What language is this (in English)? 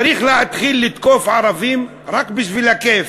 Hebrew